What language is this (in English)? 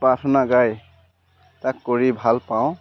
Assamese